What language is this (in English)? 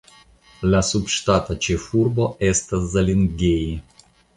Esperanto